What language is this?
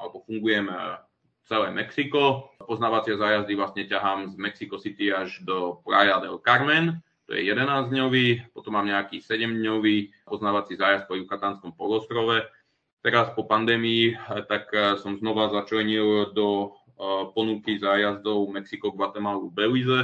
Czech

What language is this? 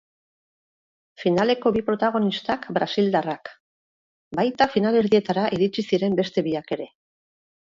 Basque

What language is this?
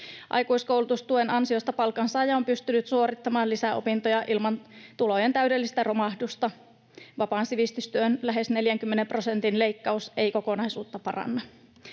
Finnish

